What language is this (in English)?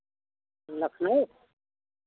Hindi